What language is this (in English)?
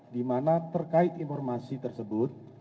Indonesian